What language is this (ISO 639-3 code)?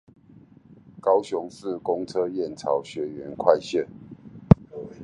zho